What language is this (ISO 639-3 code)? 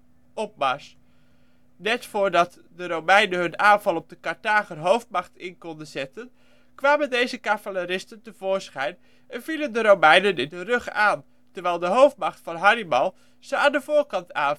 nld